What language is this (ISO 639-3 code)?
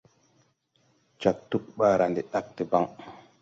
tui